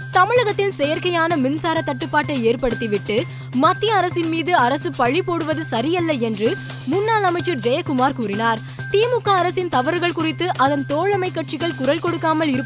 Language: Tamil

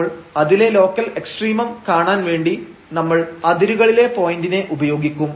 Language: Malayalam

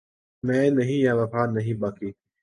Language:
Urdu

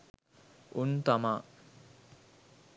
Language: Sinhala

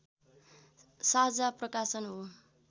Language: Nepali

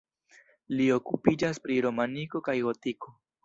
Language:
Esperanto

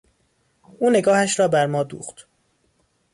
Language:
Persian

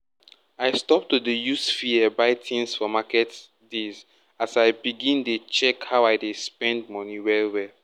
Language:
Nigerian Pidgin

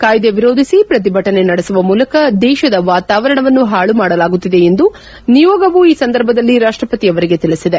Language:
Kannada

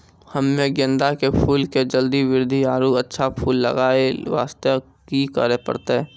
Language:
Maithili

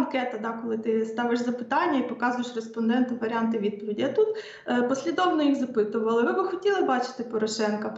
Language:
Ukrainian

